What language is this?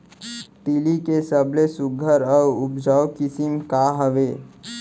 Chhattisgarhi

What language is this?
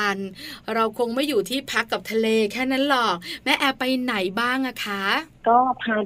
Thai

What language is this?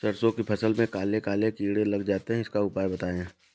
Hindi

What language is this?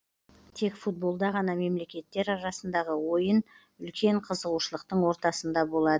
Kazakh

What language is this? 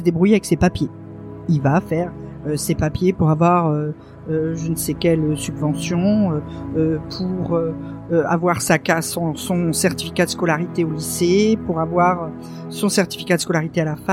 French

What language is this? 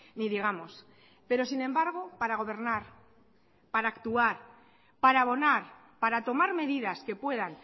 Spanish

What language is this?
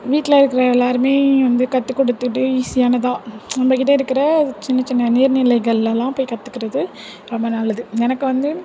Tamil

